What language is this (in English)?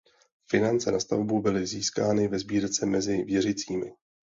Czech